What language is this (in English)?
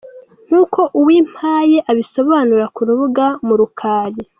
Kinyarwanda